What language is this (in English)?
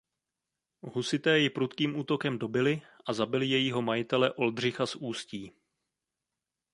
Czech